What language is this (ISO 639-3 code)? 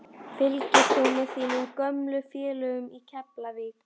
isl